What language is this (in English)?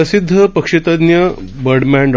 Marathi